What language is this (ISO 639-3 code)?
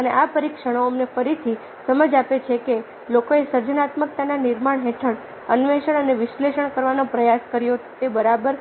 guj